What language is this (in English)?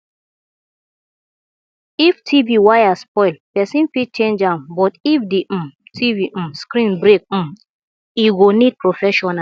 Nigerian Pidgin